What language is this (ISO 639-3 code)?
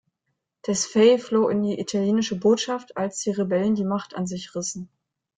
deu